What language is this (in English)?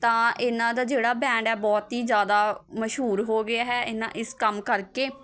Punjabi